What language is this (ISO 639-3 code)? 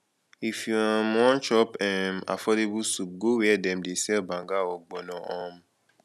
pcm